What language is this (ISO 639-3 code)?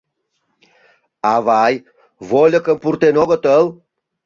chm